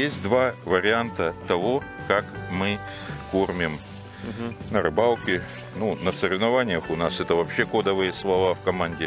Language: Russian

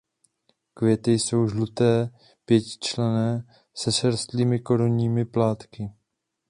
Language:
Czech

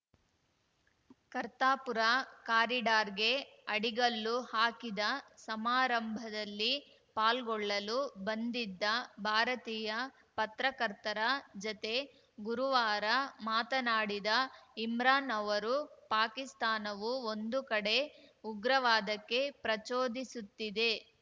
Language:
Kannada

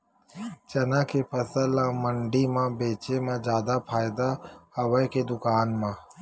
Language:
Chhattisgarhi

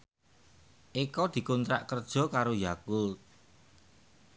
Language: Javanese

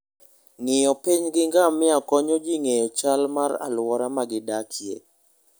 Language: Luo (Kenya and Tanzania)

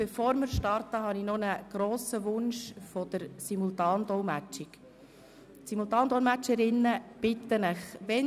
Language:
Swiss German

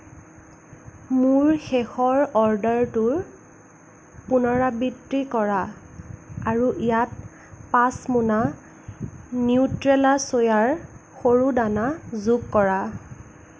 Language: Assamese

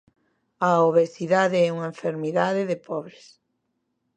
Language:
Galician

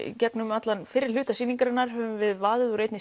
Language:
Icelandic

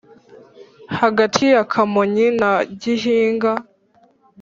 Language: Kinyarwanda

